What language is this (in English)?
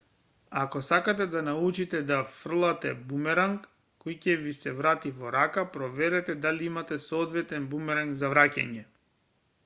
Macedonian